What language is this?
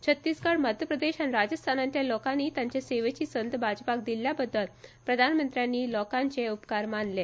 Konkani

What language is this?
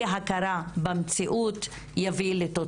Hebrew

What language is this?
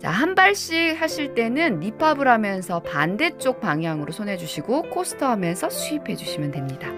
Korean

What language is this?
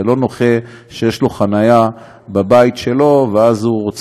Hebrew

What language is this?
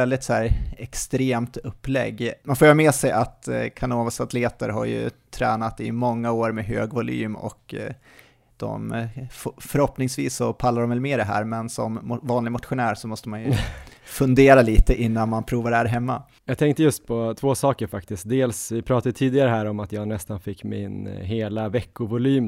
Swedish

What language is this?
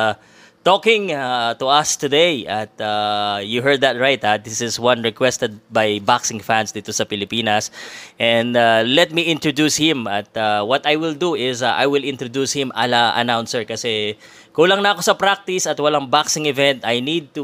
Filipino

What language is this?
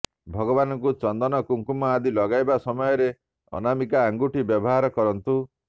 Odia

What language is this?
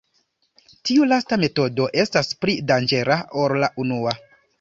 Esperanto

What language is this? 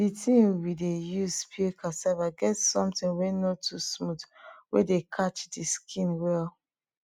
Nigerian Pidgin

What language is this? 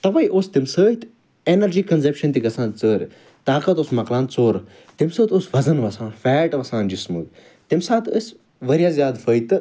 Kashmiri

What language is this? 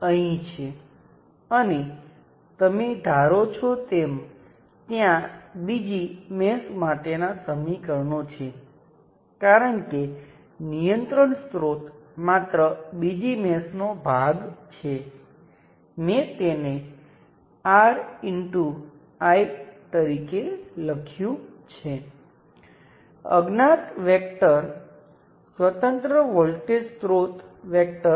Gujarati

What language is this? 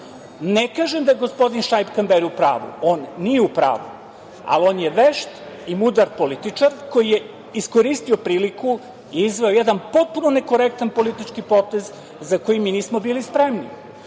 Serbian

